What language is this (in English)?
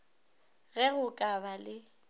Northern Sotho